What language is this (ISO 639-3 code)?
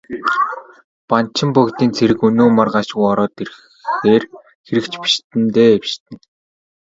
mon